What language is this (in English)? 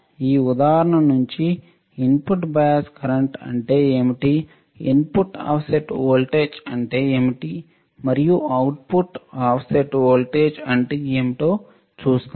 Telugu